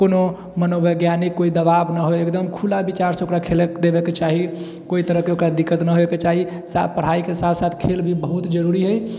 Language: Maithili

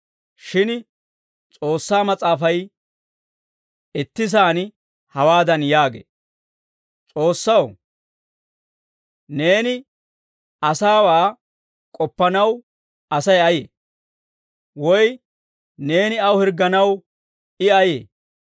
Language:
Dawro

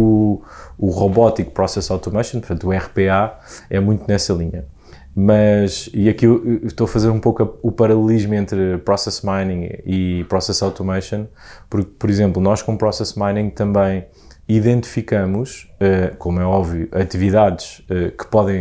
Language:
Portuguese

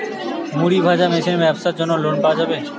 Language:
Bangla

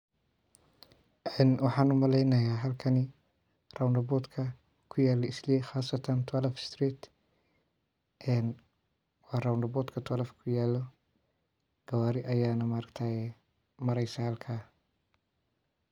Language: Somali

